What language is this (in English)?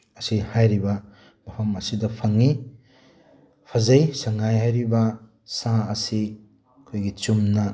Manipuri